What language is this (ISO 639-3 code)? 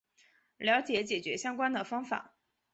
zho